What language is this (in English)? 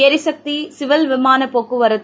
Tamil